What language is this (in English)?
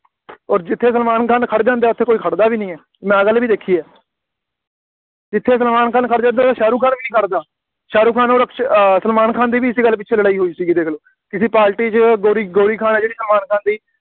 Punjabi